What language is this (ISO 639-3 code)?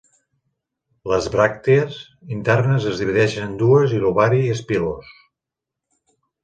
cat